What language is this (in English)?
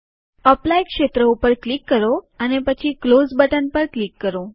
Gujarati